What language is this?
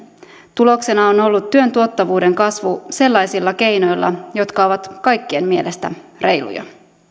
Finnish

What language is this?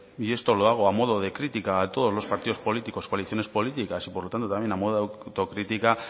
Spanish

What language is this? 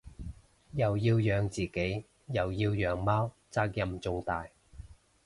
Cantonese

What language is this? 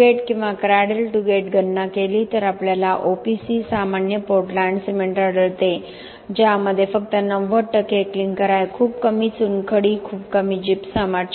Marathi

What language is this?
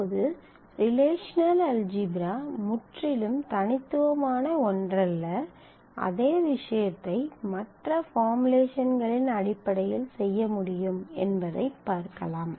Tamil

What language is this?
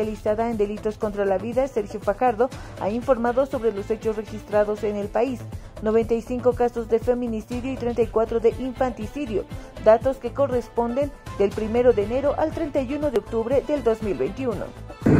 Spanish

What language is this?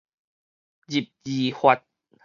Min Nan Chinese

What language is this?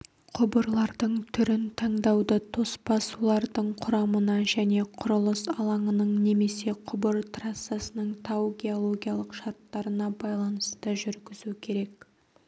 Kazakh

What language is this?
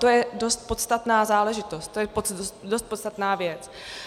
Czech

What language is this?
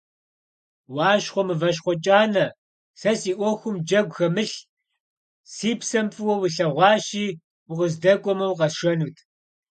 Kabardian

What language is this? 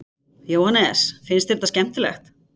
Icelandic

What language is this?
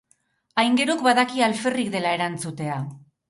Basque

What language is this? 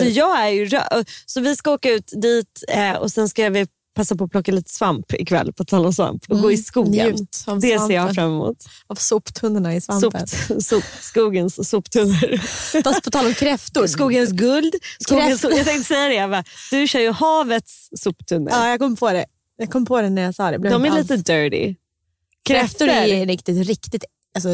Swedish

